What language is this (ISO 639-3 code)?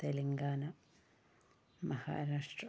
mal